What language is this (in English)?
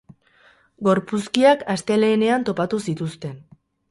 Basque